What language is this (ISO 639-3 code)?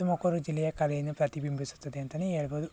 kan